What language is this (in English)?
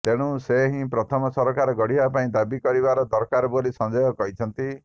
Odia